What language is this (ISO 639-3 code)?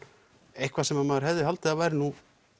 isl